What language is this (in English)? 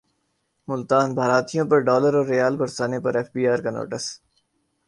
Urdu